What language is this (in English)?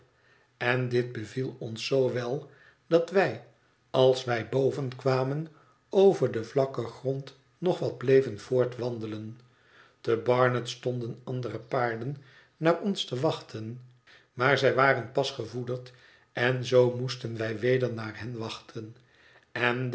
Dutch